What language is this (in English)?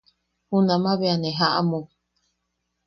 Yaqui